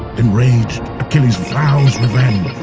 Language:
English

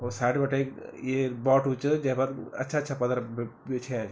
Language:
Garhwali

